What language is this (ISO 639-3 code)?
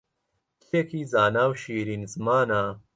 ckb